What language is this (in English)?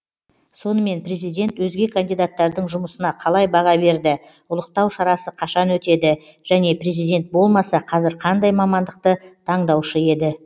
Kazakh